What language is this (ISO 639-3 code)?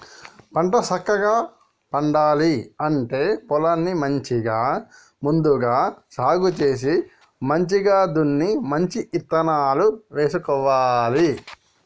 tel